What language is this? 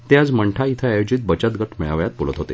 Marathi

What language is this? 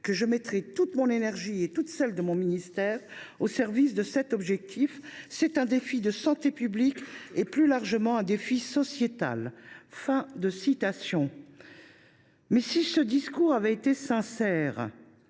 French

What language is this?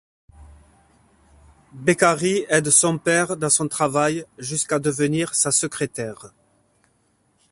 French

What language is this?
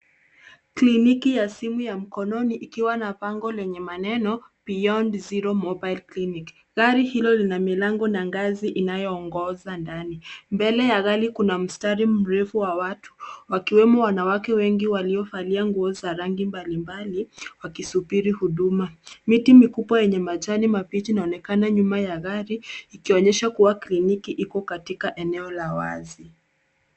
Swahili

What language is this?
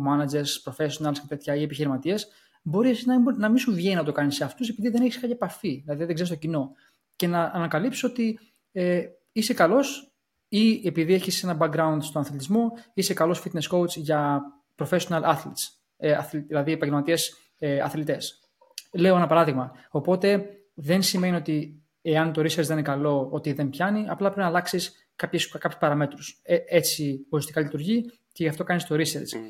Greek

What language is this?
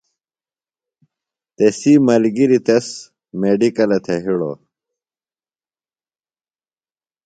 Phalura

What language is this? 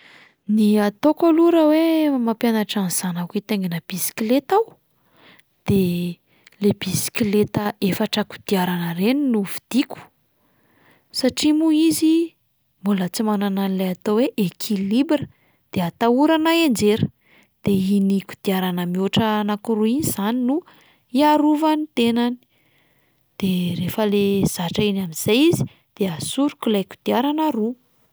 Malagasy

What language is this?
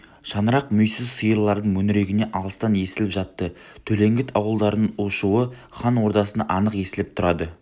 Kazakh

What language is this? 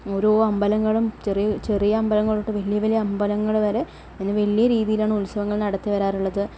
Malayalam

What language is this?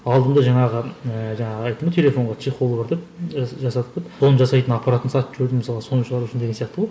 Kazakh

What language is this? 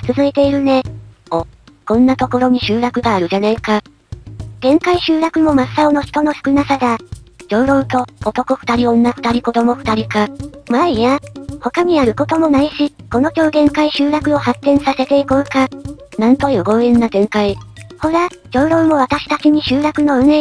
Japanese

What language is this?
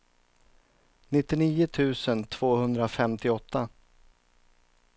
Swedish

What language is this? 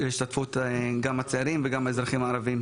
Hebrew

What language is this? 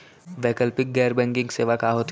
Chhattisgarhi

